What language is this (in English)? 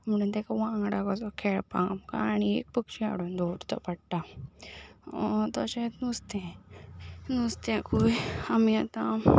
Konkani